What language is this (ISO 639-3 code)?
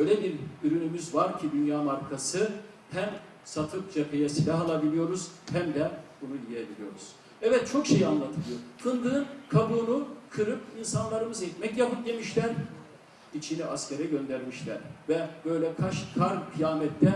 tur